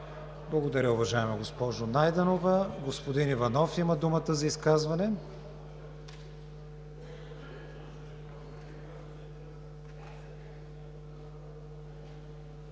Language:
Bulgarian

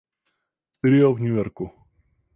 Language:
Czech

